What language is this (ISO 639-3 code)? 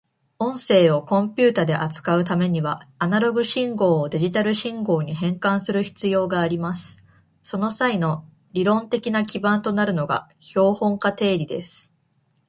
jpn